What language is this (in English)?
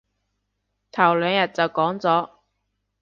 Cantonese